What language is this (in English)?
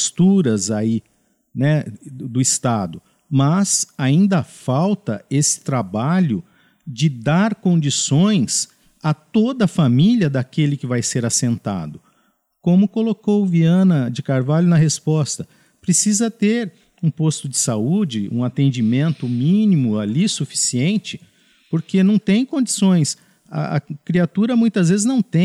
Portuguese